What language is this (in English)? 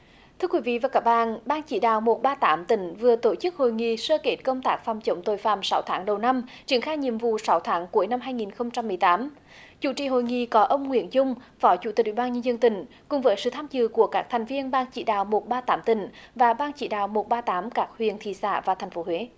Vietnamese